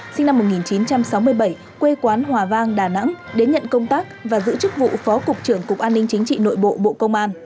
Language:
Vietnamese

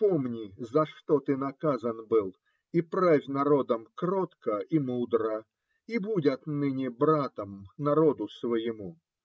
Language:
Russian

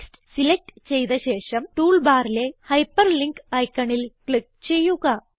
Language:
Malayalam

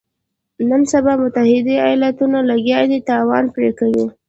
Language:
Pashto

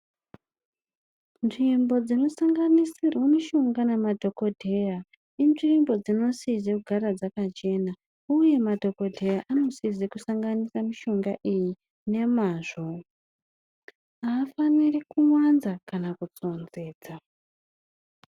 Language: Ndau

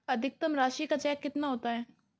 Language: Hindi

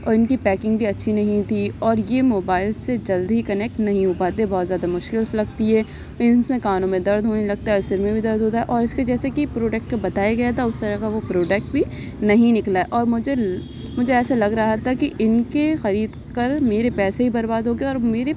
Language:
Urdu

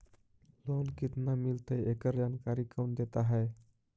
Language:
Magahi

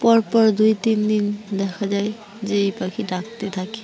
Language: Bangla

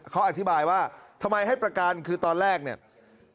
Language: Thai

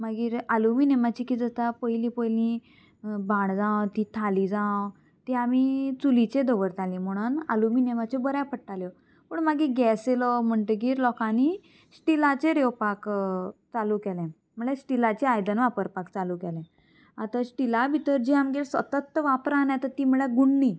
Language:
Konkani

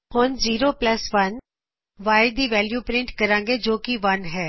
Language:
Punjabi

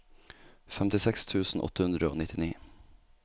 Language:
Norwegian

